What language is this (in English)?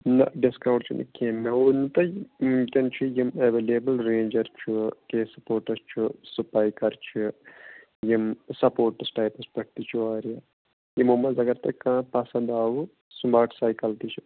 Kashmiri